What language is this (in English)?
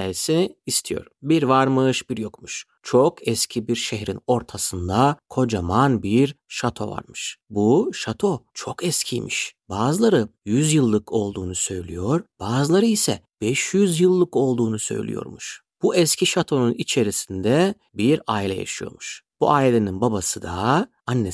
Turkish